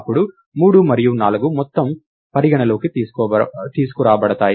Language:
Telugu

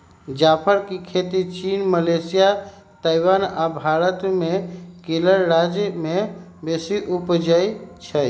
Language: Magahi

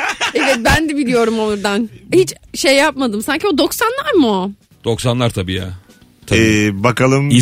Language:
Turkish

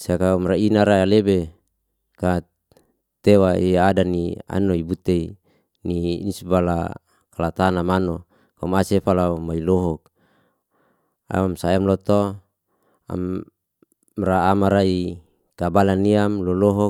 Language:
Liana-Seti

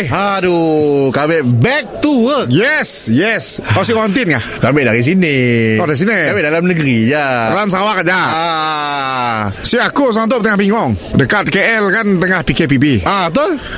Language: Malay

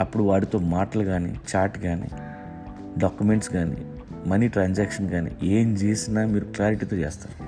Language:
Telugu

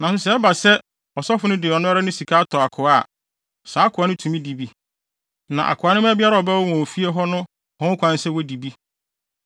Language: Akan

